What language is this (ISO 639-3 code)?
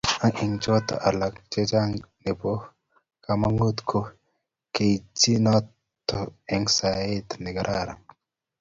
kln